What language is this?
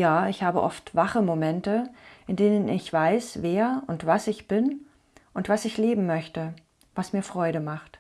German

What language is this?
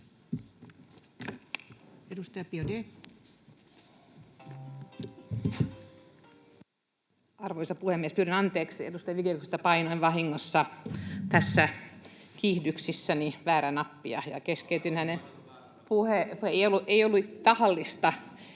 Finnish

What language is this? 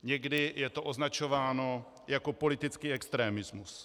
Czech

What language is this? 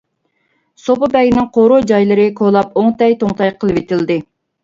Uyghur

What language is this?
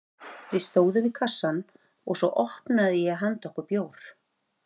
Icelandic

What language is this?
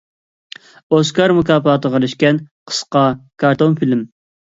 Uyghur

